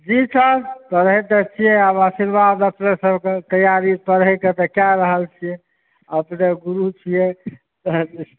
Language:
Maithili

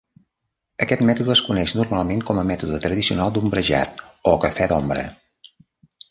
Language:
Catalan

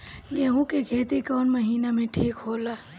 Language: Bhojpuri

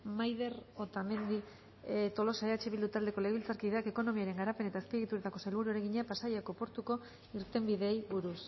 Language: Basque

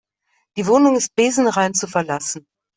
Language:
German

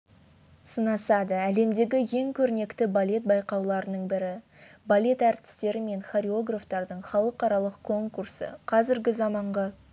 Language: Kazakh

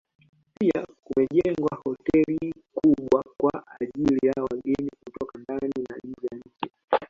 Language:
Swahili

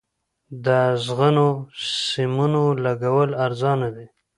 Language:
Pashto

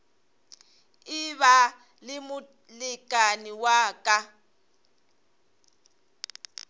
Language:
Northern Sotho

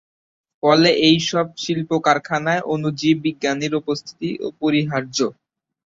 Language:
Bangla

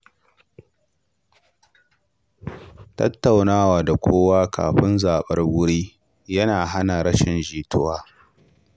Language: Hausa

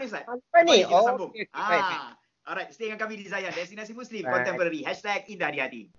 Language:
Malay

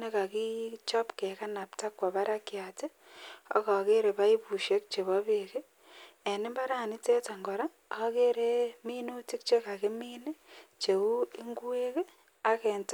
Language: Kalenjin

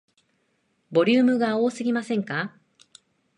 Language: Japanese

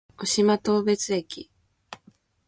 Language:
Japanese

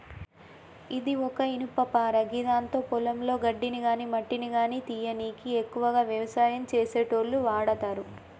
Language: Telugu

